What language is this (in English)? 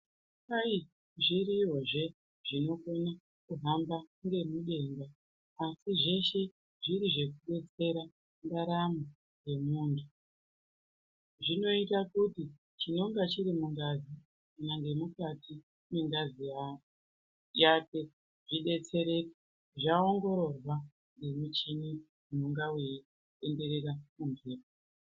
Ndau